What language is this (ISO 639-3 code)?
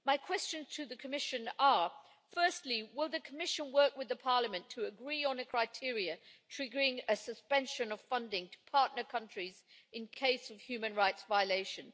eng